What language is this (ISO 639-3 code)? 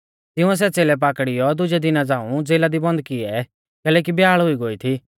bfz